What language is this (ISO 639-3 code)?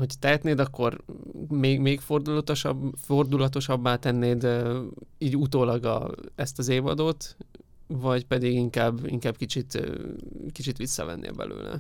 hun